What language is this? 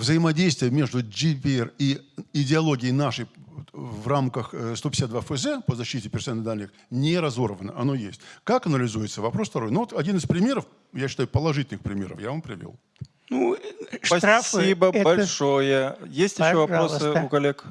Russian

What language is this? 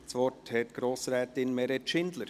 Swiss German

